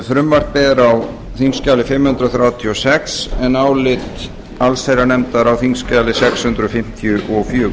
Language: Icelandic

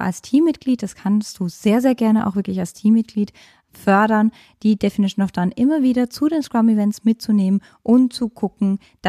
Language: German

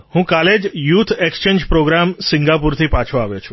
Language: Gujarati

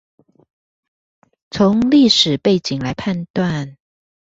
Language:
Chinese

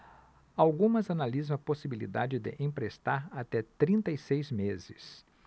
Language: Portuguese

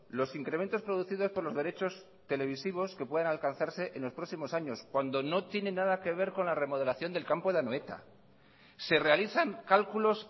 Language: Spanish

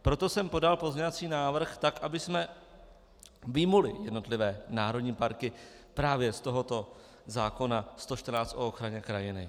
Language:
Czech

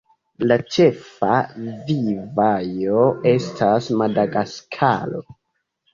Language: Esperanto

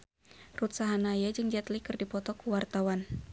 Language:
Sundanese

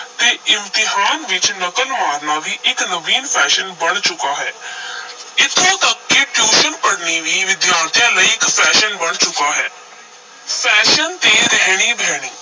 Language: Punjabi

